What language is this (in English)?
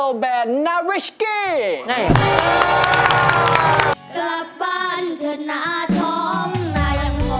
Thai